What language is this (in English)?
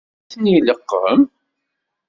Kabyle